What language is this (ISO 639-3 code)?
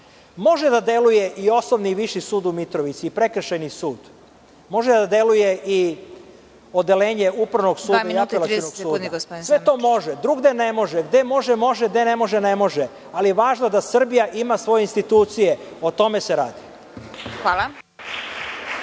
srp